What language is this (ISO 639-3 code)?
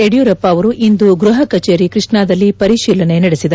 kan